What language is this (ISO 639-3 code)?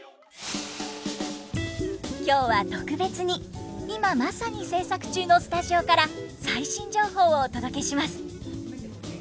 jpn